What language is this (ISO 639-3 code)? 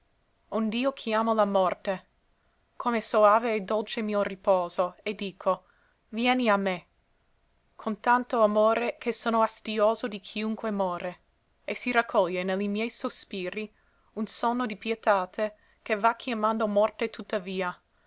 ita